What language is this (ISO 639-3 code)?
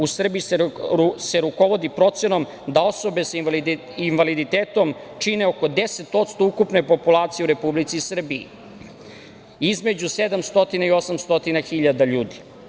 srp